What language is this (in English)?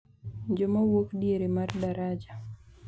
Luo (Kenya and Tanzania)